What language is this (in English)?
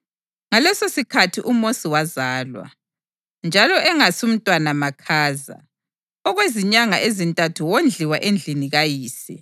North Ndebele